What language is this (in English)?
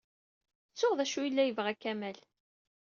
Kabyle